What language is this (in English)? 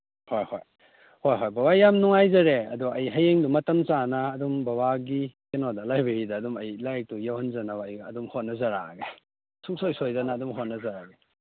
Manipuri